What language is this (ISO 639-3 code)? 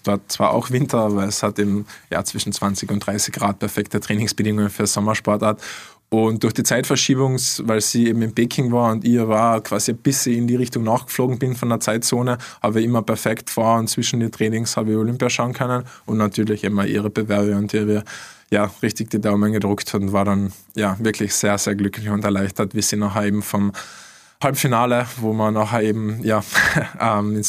deu